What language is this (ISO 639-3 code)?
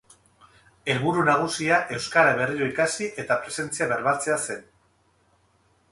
eus